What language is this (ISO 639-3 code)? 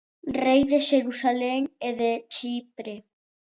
glg